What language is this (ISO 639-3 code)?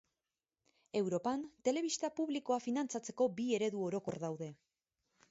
eus